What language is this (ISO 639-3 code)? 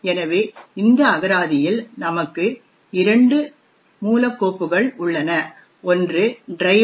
tam